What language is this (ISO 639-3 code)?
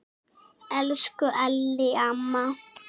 isl